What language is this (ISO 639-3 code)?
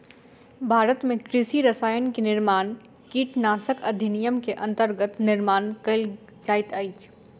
mai